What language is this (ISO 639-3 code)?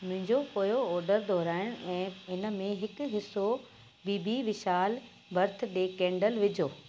snd